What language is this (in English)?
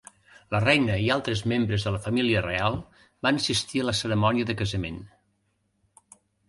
Catalan